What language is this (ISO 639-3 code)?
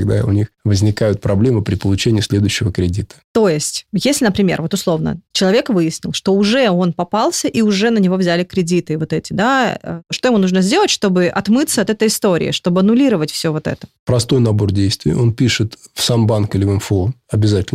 rus